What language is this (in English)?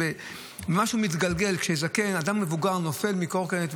Hebrew